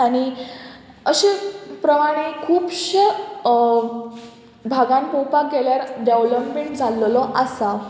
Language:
Konkani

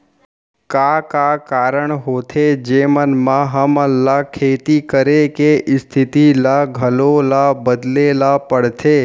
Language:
Chhattisgarhi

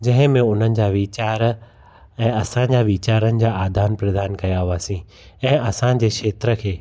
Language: Sindhi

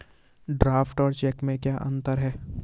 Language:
Hindi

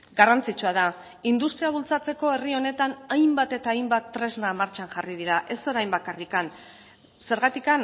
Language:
Basque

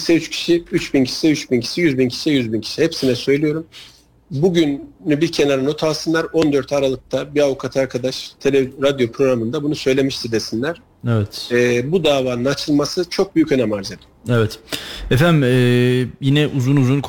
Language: Turkish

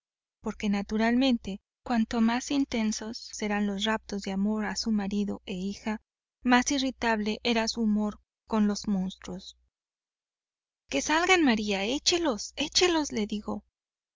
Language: Spanish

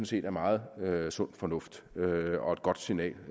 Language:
Danish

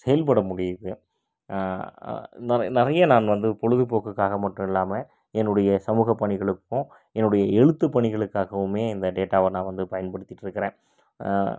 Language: Tamil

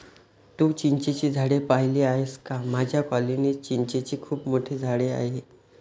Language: Marathi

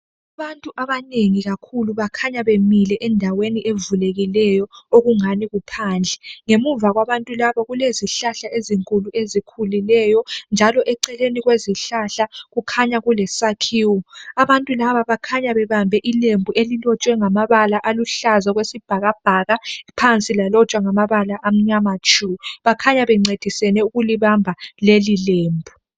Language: North Ndebele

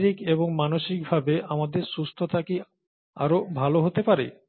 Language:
Bangla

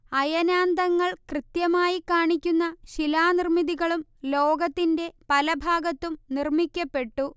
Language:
Malayalam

